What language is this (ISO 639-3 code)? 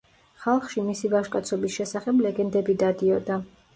kat